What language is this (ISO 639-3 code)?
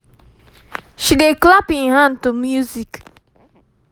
pcm